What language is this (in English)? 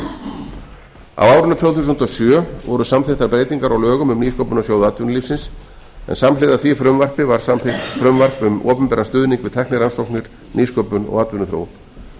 Icelandic